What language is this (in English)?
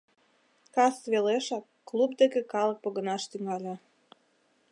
Mari